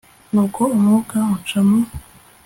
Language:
Kinyarwanda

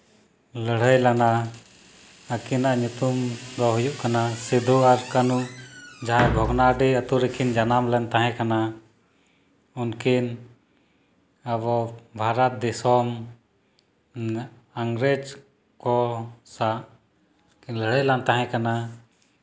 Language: Santali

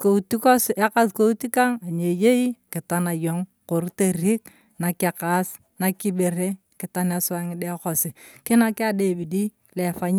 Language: Turkana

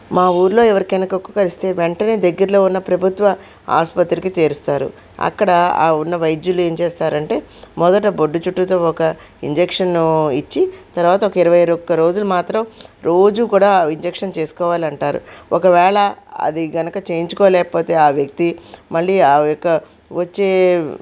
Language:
Telugu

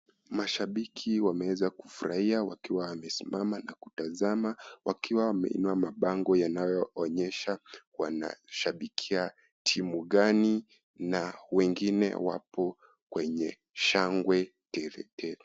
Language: Swahili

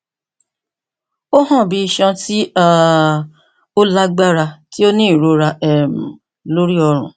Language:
Yoruba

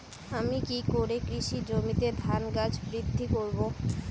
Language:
Bangla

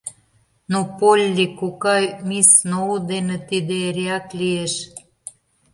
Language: Mari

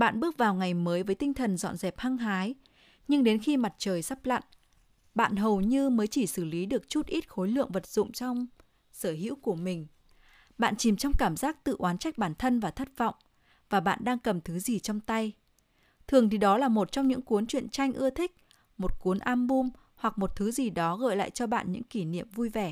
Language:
Vietnamese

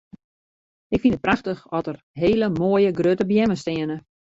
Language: Western Frisian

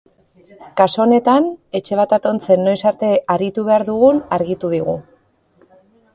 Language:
Basque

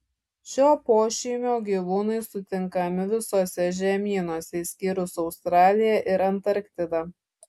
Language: Lithuanian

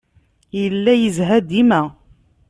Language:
Kabyle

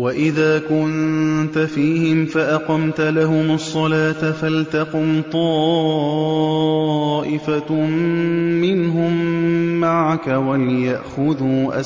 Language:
Arabic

